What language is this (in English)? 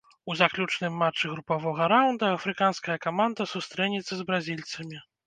Belarusian